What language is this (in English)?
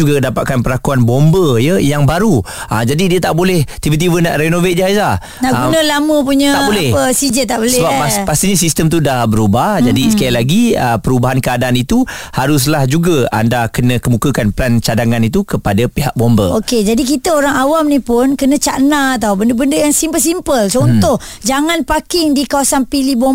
Malay